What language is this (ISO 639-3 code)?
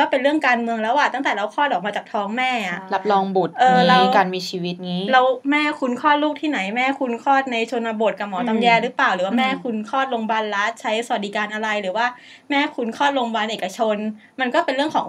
tha